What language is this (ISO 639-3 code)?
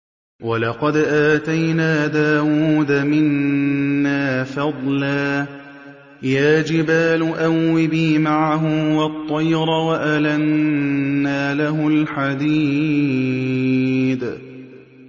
ara